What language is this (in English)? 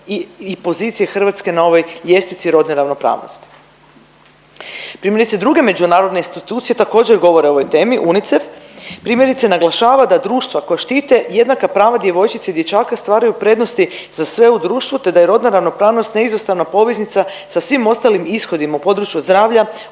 Croatian